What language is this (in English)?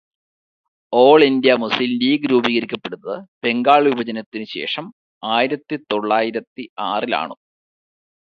Malayalam